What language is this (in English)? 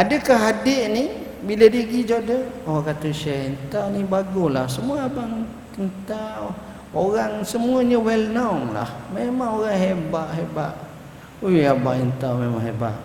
Malay